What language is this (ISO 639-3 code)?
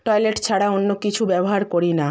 ben